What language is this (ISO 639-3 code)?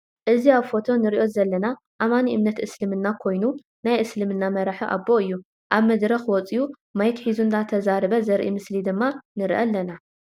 tir